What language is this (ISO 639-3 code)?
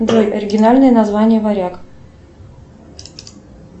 rus